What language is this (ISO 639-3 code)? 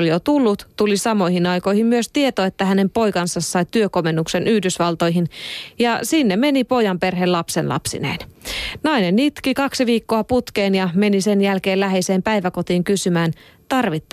fin